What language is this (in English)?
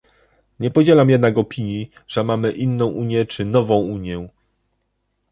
Polish